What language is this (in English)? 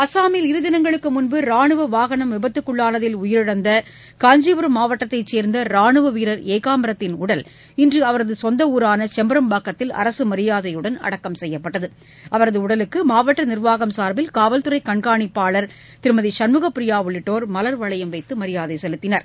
Tamil